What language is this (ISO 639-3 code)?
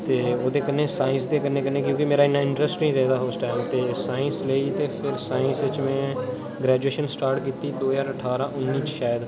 doi